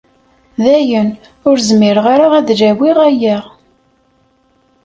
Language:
Kabyle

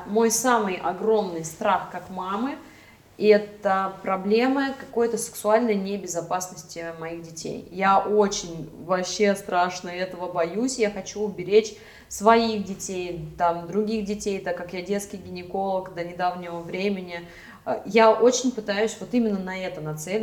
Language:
Russian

